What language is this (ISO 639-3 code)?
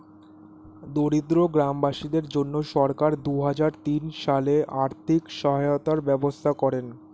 ben